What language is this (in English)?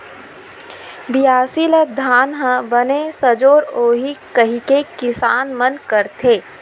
Chhattisgarhi